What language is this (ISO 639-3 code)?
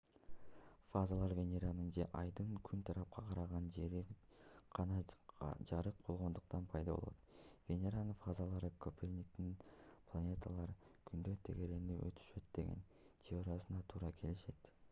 kir